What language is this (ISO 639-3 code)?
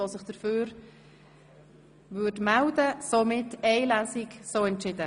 gsw